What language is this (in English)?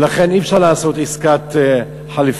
Hebrew